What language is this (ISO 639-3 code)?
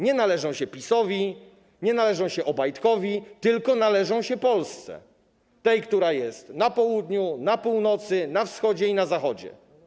pol